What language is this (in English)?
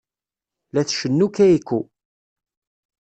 Kabyle